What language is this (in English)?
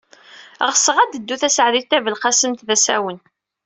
Kabyle